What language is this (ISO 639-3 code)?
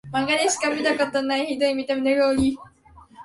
jpn